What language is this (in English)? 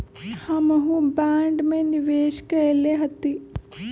Magahi